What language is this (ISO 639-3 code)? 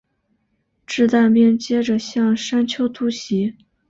zho